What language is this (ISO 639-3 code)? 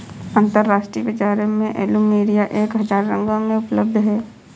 hin